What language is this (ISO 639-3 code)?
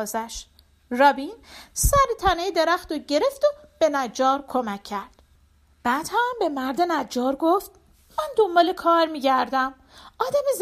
fas